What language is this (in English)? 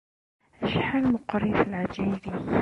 Kabyle